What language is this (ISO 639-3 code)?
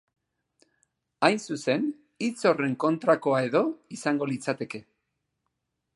eus